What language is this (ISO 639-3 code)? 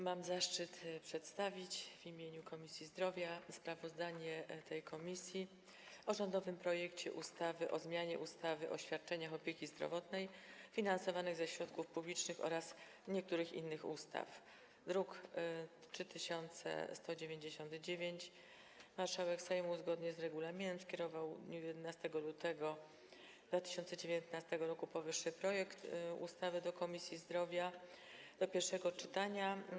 pol